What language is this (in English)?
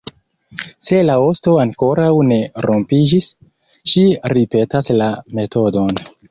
Esperanto